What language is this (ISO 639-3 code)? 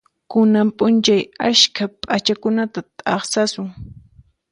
qxp